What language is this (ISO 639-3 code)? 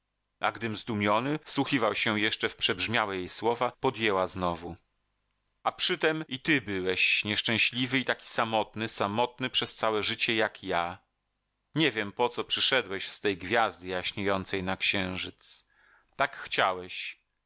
pol